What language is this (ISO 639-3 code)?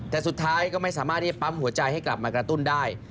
tha